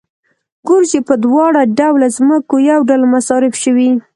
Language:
Pashto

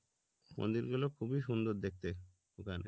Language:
Bangla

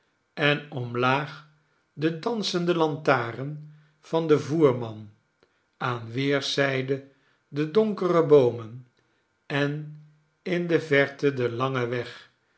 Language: Dutch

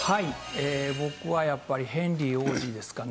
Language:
Japanese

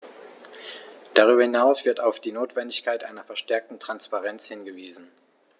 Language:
German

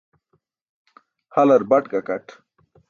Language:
Burushaski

